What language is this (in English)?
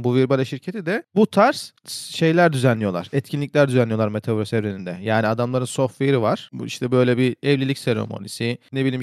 Turkish